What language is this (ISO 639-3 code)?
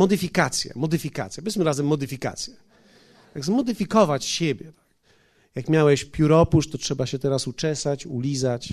pol